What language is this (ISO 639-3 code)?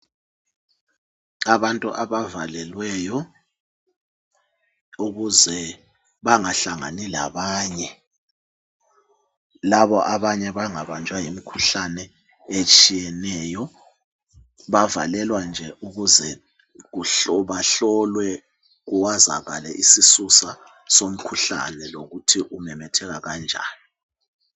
nde